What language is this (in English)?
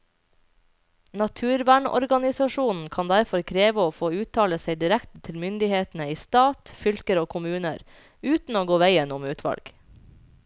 Norwegian